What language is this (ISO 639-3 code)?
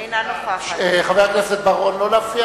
heb